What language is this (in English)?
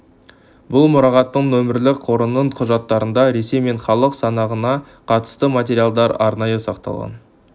Kazakh